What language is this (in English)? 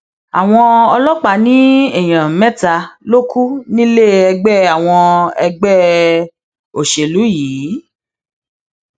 Yoruba